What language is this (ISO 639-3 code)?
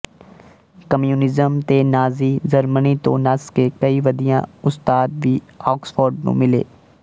pan